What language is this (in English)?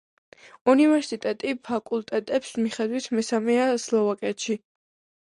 Georgian